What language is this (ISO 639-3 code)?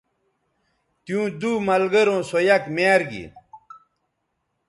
btv